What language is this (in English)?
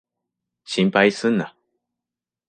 Japanese